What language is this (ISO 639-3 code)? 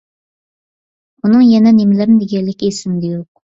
uig